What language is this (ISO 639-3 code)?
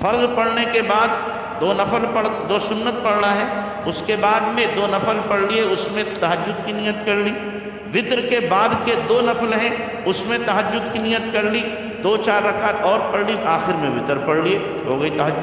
hin